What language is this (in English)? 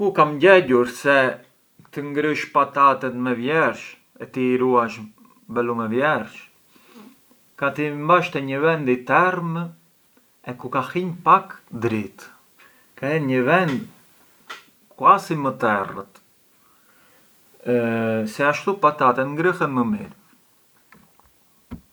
Arbëreshë Albanian